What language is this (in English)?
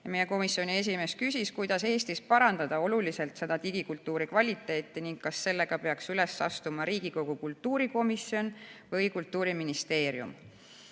Estonian